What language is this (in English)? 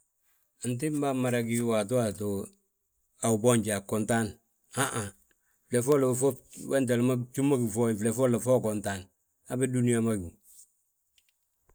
Balanta-Ganja